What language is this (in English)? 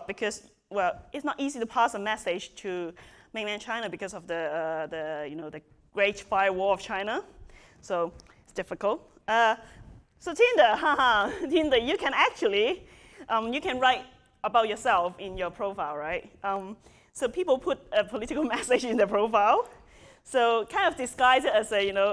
English